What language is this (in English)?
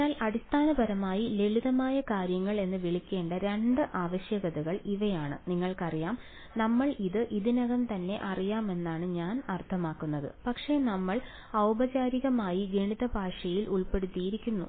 Malayalam